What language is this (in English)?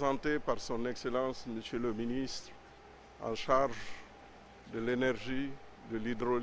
French